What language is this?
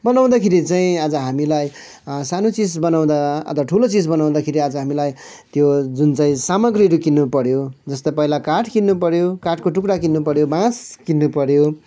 Nepali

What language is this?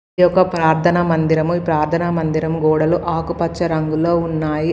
Telugu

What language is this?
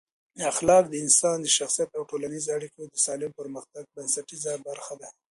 Pashto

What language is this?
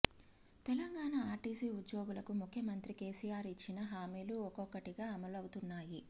Telugu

